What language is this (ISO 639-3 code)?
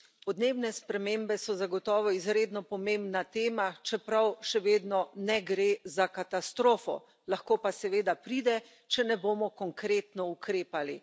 slv